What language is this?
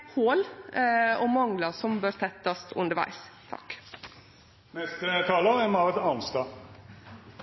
Norwegian Nynorsk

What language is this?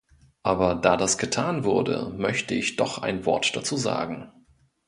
German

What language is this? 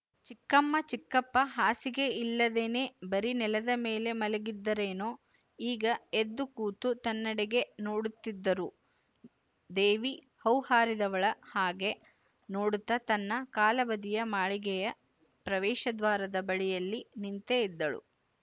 Kannada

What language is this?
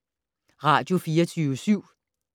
Danish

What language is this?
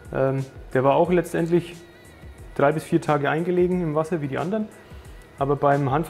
German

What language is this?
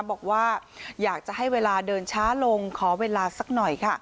Thai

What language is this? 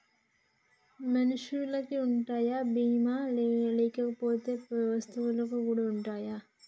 Telugu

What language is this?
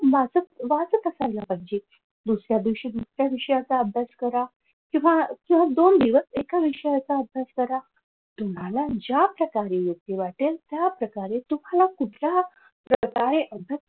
Marathi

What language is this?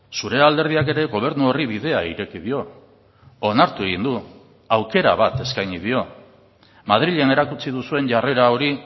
Basque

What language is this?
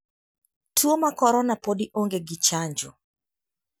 Luo (Kenya and Tanzania)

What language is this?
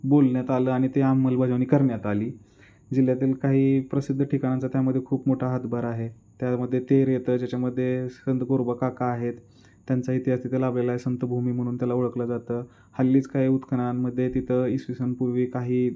Marathi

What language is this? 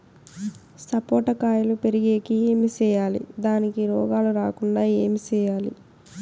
Telugu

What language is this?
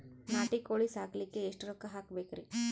Kannada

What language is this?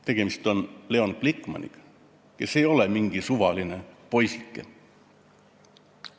Estonian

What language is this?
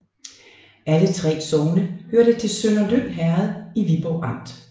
Danish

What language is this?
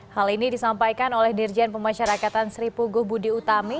Indonesian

